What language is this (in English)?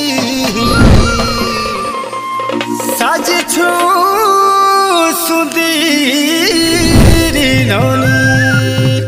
Korean